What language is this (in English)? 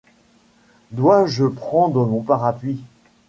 French